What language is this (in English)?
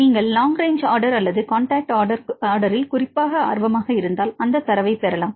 Tamil